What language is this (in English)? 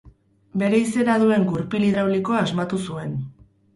Basque